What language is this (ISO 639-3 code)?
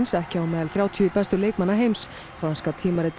isl